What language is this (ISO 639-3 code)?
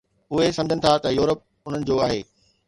snd